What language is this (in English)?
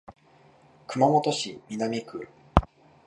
Japanese